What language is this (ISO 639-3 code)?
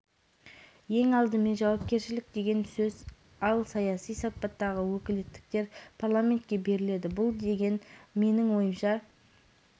kaz